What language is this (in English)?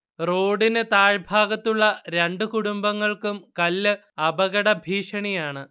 Malayalam